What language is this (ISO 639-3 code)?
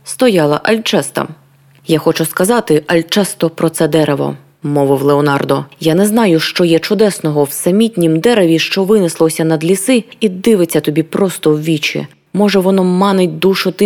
ukr